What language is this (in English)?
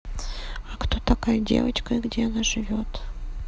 Russian